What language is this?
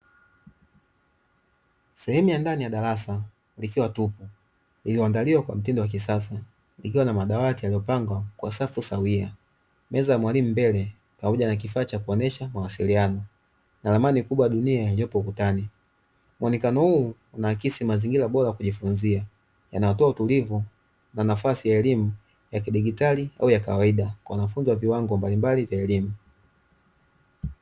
Swahili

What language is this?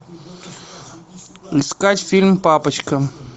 Russian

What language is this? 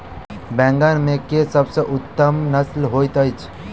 Maithili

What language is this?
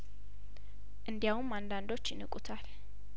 Amharic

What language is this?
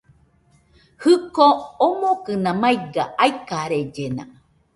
Nüpode Huitoto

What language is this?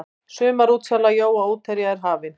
Icelandic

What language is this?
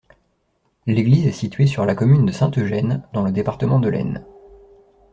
French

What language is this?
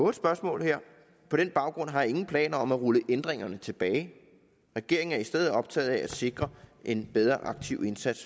Danish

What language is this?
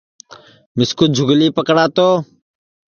Sansi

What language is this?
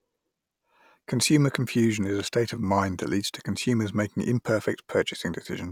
English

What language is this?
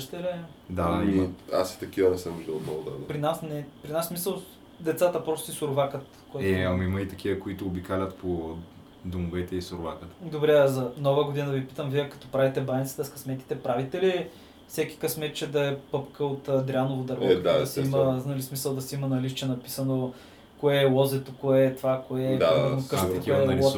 Bulgarian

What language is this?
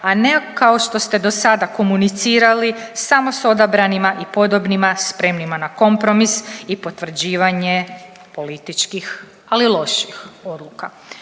Croatian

